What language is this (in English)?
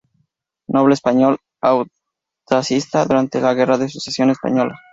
Spanish